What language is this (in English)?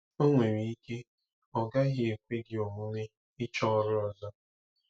Igbo